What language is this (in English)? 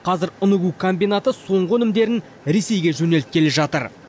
Kazakh